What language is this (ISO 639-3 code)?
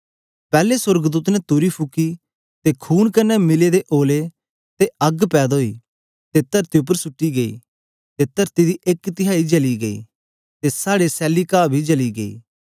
doi